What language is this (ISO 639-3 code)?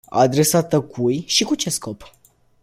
ron